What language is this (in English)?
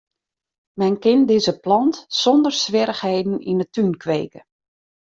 Western Frisian